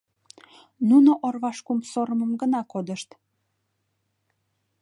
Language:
Mari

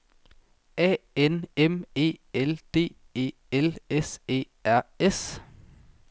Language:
Danish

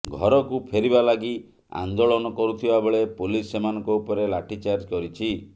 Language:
Odia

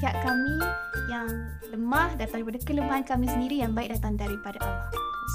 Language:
Malay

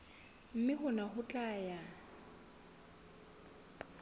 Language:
Southern Sotho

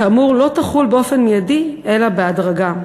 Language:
Hebrew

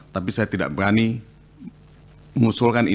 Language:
Indonesian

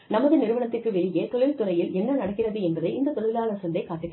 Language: Tamil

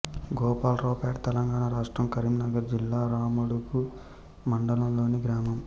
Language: Telugu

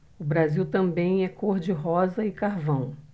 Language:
Portuguese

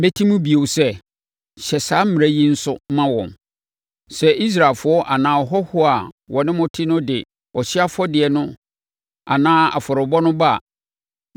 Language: Akan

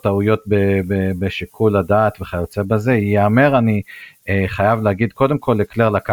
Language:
Hebrew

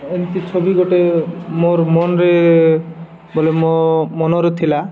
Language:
Odia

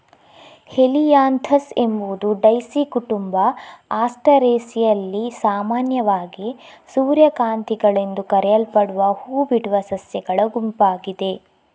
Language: Kannada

